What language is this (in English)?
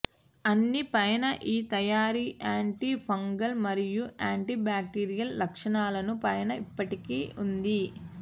Telugu